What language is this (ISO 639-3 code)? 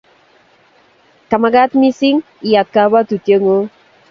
kln